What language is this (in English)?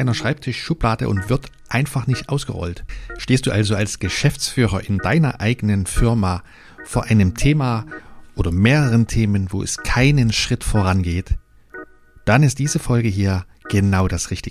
German